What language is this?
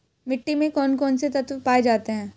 Hindi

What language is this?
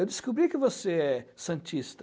Portuguese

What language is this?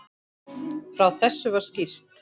Icelandic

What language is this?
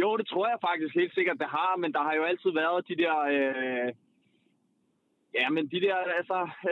Danish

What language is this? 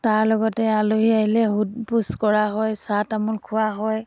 Assamese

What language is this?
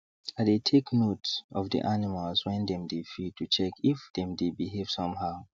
Nigerian Pidgin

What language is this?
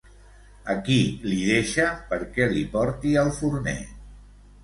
Catalan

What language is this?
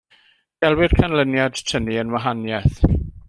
Welsh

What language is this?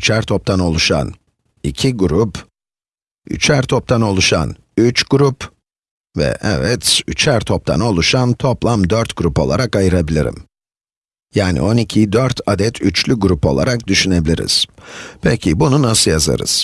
Turkish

